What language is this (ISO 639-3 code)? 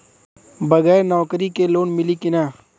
bho